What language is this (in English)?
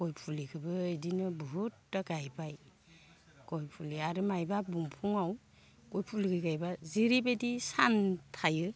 Bodo